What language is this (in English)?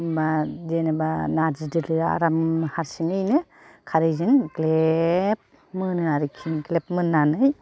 Bodo